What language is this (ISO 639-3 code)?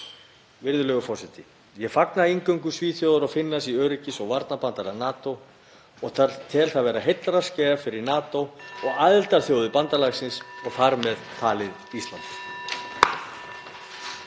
isl